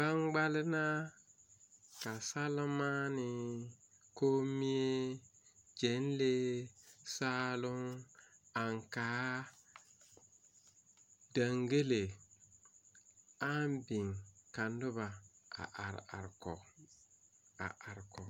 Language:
Southern Dagaare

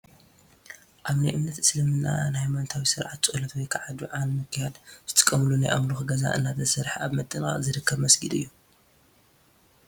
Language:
Tigrinya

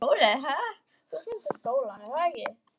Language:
Icelandic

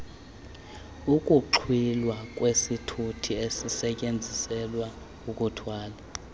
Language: Xhosa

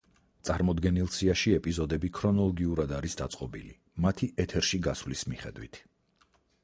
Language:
Georgian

